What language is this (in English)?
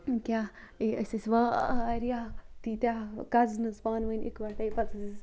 Kashmiri